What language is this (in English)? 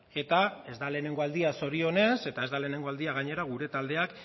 Basque